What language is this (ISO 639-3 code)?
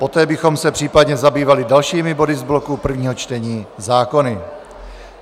ces